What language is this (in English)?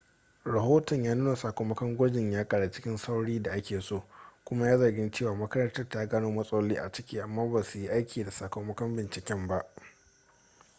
Hausa